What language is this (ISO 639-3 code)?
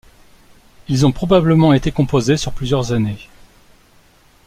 fra